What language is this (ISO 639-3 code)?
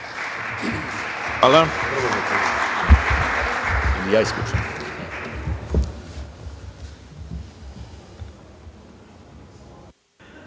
srp